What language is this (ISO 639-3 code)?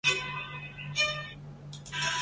zho